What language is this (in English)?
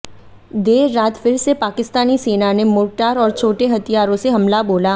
Hindi